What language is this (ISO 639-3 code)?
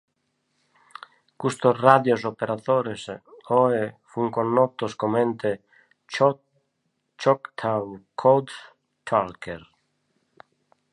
ita